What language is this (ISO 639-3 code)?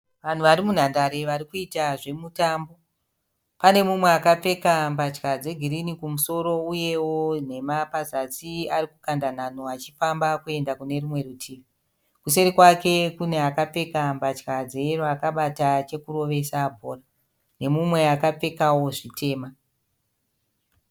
sna